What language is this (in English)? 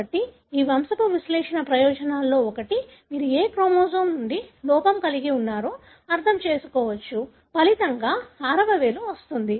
Telugu